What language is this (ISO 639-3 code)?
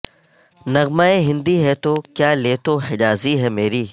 urd